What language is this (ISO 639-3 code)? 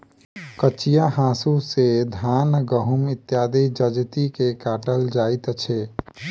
mai